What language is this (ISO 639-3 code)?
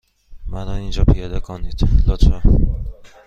fas